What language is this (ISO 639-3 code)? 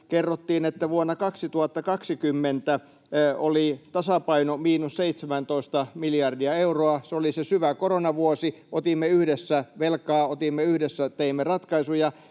fin